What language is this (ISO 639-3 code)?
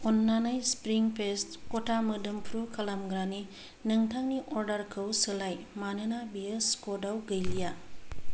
brx